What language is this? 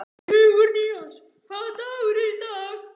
Icelandic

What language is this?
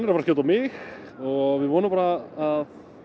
Icelandic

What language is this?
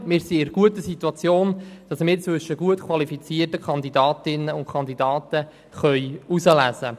Swiss German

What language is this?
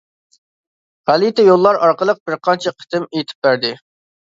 Uyghur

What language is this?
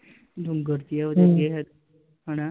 Punjabi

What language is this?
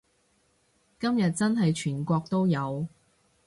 Cantonese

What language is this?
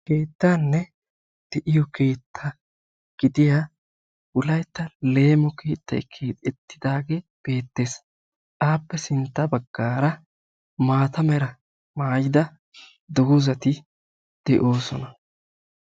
Wolaytta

